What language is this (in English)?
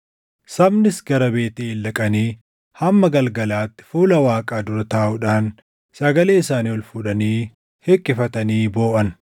Oromo